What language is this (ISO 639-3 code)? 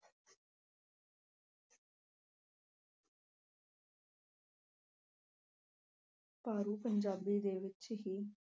pan